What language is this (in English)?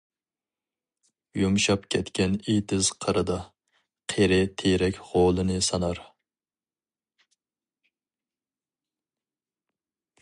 Uyghur